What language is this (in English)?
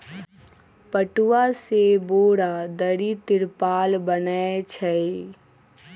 Magahi